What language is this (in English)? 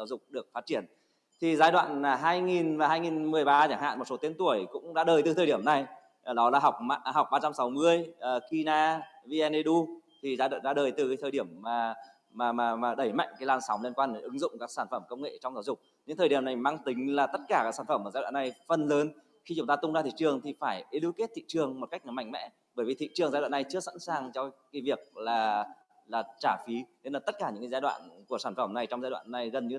Vietnamese